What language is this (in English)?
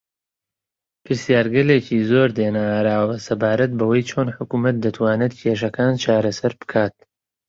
Central Kurdish